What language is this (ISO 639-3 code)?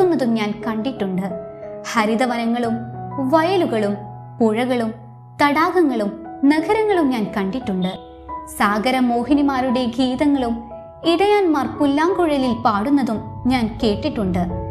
mal